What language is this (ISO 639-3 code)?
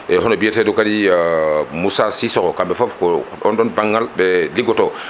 ful